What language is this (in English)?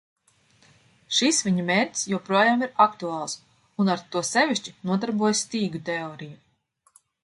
Latvian